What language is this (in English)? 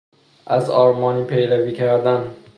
Persian